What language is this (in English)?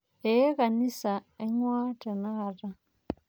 Masai